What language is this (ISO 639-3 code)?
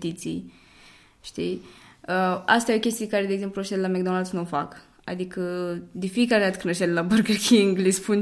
ron